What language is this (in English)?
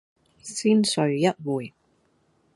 Cantonese